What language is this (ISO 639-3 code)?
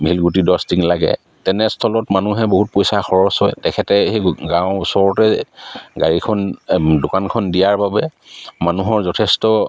asm